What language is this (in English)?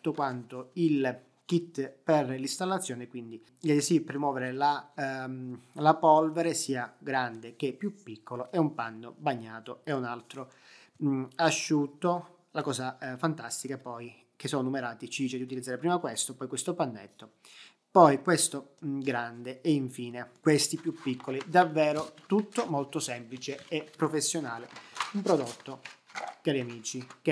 Italian